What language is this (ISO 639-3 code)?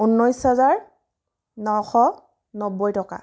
asm